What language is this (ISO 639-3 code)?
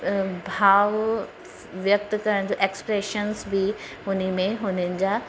snd